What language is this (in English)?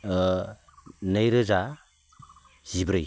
Bodo